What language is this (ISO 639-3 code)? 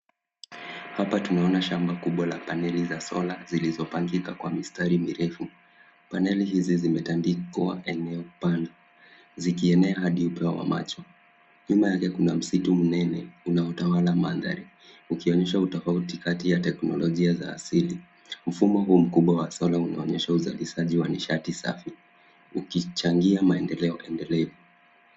swa